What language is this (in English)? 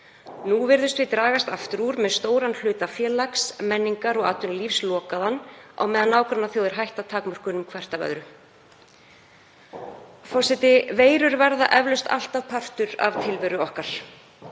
Icelandic